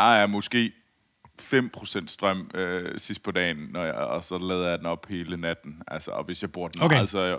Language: Danish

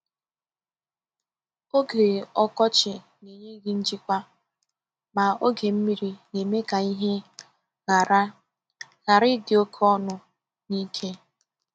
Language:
Igbo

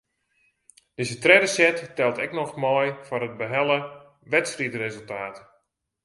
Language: Western Frisian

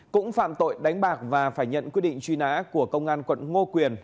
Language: Vietnamese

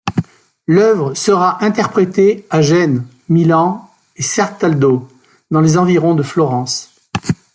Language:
French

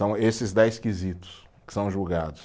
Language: Portuguese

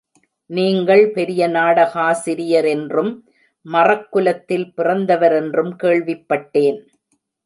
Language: Tamil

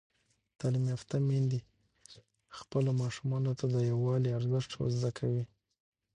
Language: Pashto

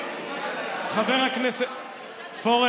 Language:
Hebrew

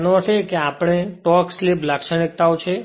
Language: Gujarati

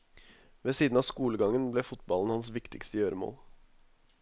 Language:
Norwegian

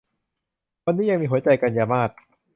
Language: Thai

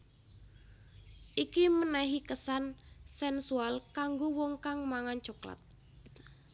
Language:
Javanese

